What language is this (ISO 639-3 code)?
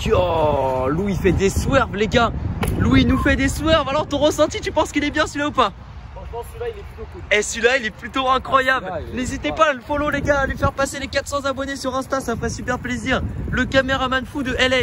fra